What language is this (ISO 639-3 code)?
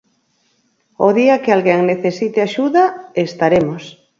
glg